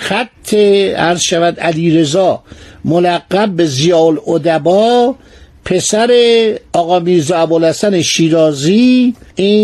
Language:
Persian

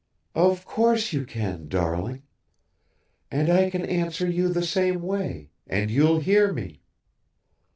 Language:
English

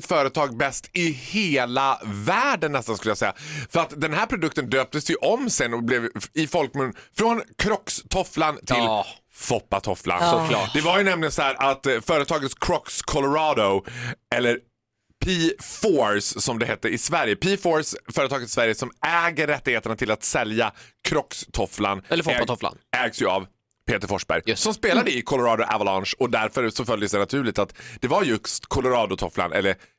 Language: Swedish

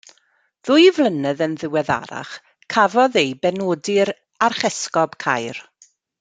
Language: Welsh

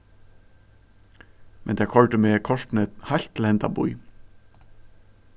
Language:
Faroese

